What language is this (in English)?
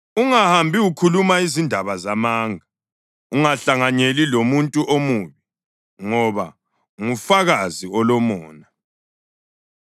North Ndebele